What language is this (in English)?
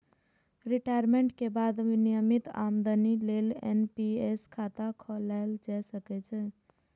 Maithili